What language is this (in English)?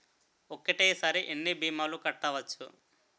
Telugu